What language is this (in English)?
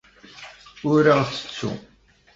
Kabyle